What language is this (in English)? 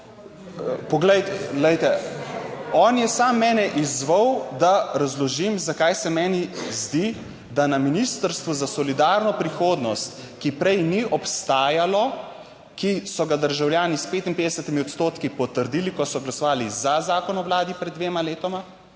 Slovenian